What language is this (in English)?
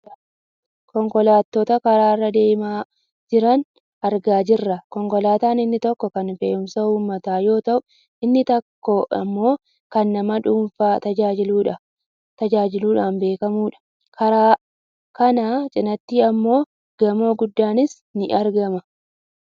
Oromo